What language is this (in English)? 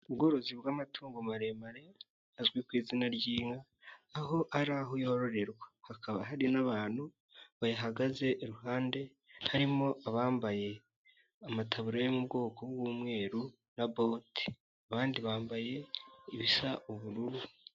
Kinyarwanda